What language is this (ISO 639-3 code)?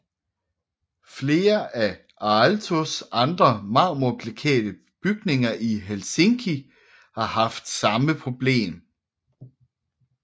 dan